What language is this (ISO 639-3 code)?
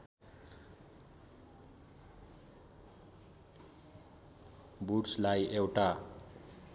nep